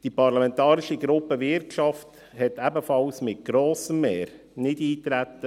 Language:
Swiss German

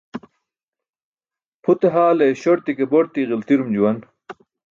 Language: Burushaski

